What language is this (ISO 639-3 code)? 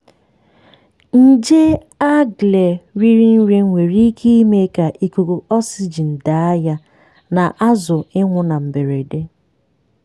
ibo